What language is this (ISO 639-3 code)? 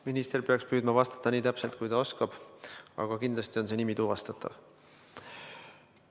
est